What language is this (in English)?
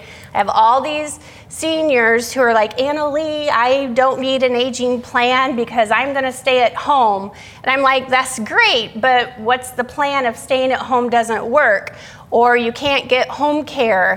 English